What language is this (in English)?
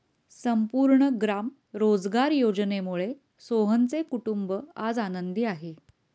Marathi